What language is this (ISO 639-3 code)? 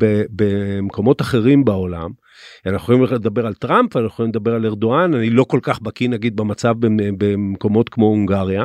heb